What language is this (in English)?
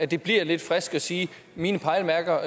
Danish